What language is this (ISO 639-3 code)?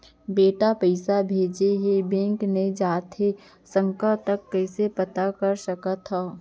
hne